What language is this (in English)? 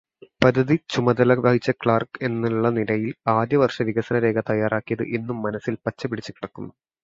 Malayalam